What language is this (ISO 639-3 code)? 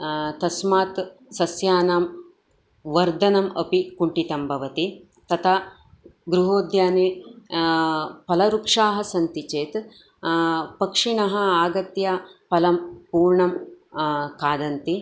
san